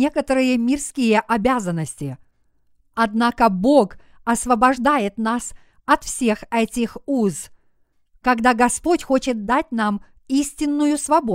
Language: Russian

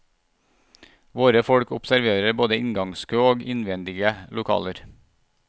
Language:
Norwegian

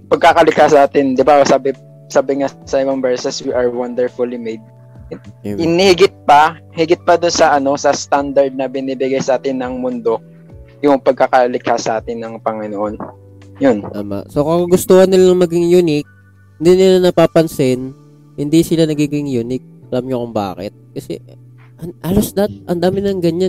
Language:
Filipino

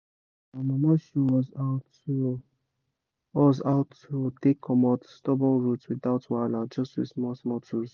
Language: Nigerian Pidgin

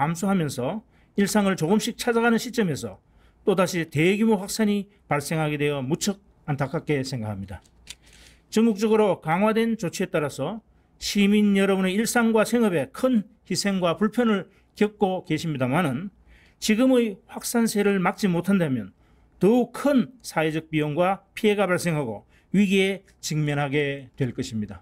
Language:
Korean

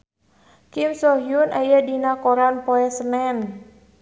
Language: Sundanese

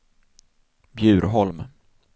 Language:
Swedish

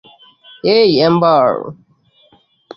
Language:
Bangla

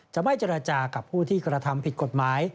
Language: Thai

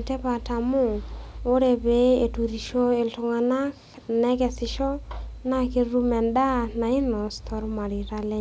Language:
Masai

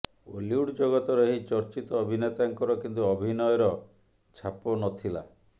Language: Odia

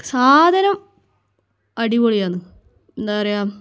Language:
Malayalam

